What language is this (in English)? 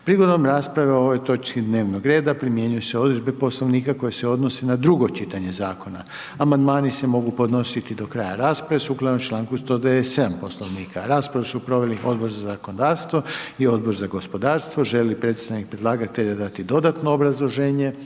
Croatian